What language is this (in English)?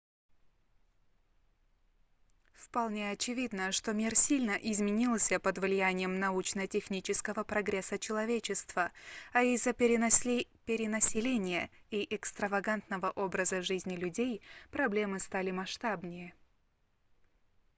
Russian